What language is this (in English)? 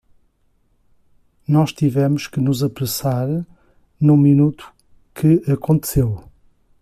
Portuguese